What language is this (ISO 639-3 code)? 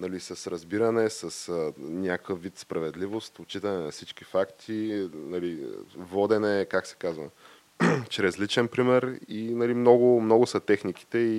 bul